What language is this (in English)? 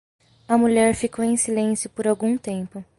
Portuguese